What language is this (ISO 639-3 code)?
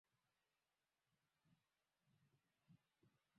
swa